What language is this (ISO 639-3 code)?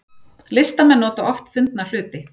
isl